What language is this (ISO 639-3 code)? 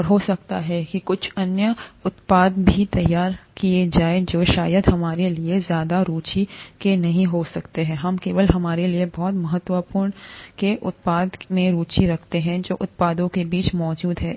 hin